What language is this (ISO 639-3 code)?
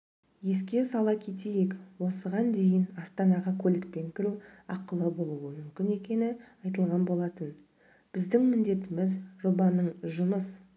kaz